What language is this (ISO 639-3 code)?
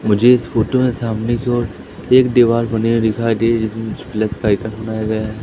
hin